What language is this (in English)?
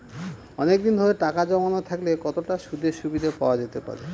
Bangla